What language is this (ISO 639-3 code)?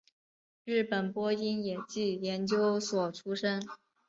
zho